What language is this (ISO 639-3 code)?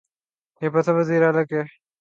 urd